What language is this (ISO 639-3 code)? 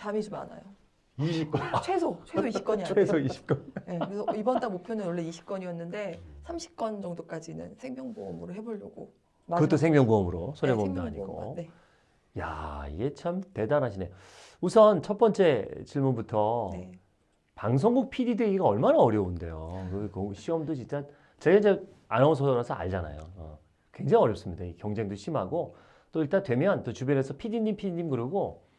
kor